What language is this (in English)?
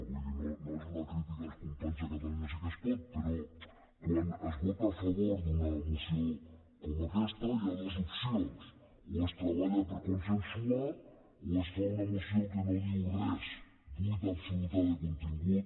Catalan